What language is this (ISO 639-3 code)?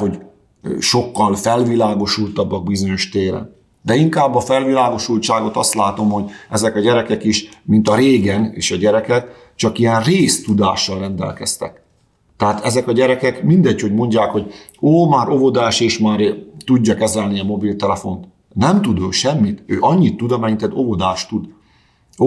hun